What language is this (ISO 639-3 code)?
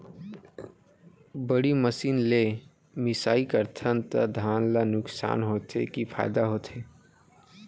hne